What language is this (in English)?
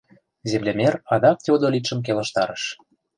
Mari